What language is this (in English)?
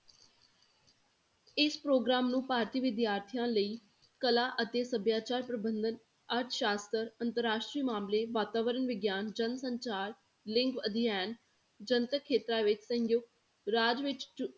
Punjabi